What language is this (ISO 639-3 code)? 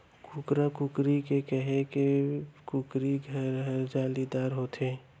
hne